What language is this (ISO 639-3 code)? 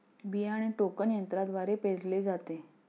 mar